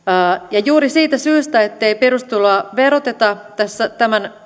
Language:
Finnish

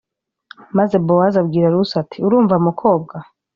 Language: Kinyarwanda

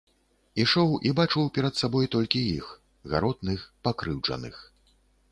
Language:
Belarusian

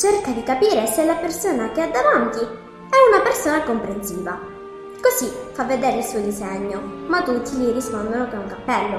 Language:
Italian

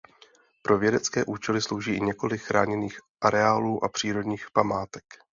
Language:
Czech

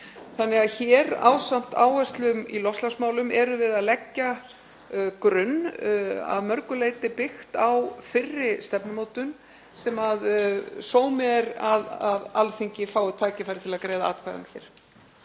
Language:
Icelandic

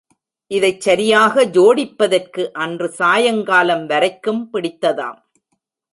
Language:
Tamil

